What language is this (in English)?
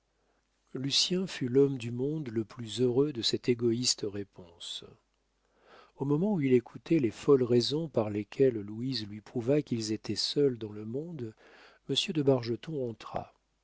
French